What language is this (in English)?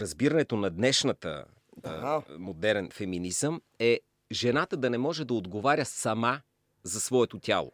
Bulgarian